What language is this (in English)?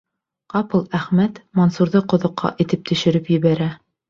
Bashkir